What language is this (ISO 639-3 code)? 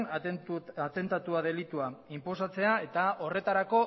eus